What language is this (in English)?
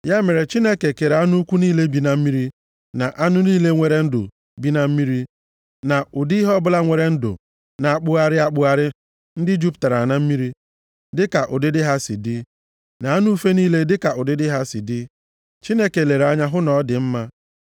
Igbo